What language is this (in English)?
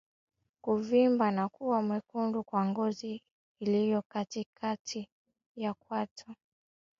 Swahili